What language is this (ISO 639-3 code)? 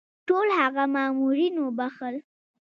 pus